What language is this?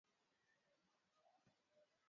Swahili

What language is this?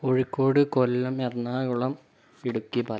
Malayalam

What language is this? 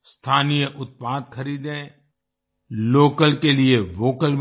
Hindi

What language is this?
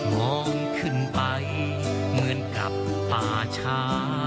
Thai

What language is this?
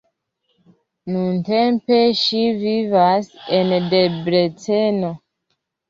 Esperanto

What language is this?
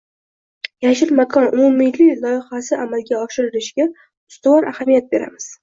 Uzbek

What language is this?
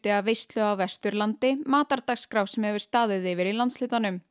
Icelandic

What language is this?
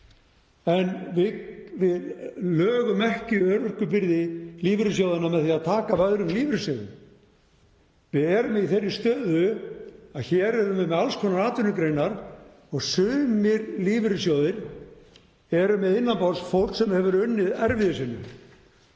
Icelandic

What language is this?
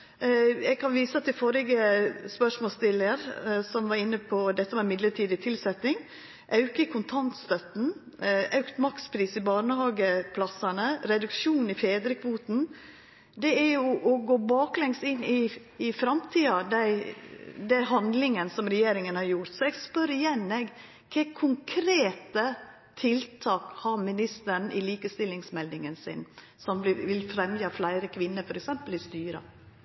Norwegian Nynorsk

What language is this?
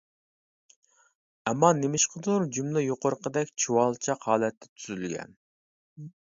Uyghur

